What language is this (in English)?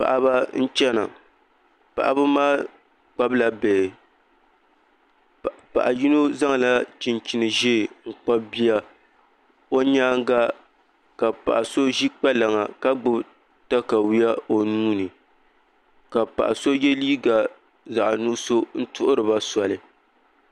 Dagbani